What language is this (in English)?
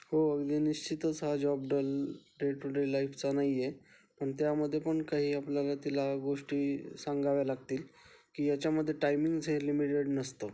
Marathi